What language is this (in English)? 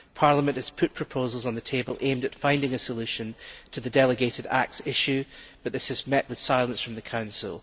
English